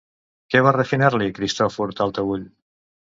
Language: Catalan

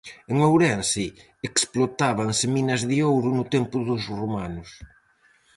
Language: Galician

